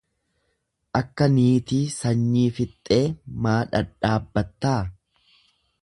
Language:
Oromo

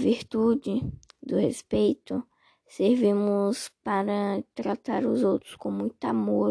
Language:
Portuguese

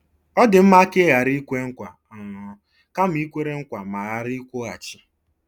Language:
Igbo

